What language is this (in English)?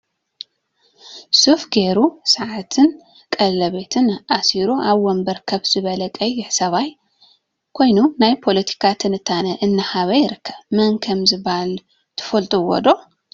Tigrinya